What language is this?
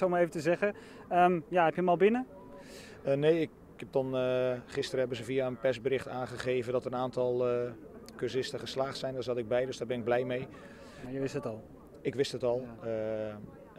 Dutch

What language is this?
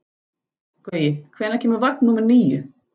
Icelandic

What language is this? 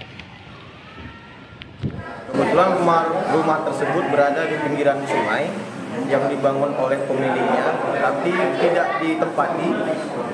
Indonesian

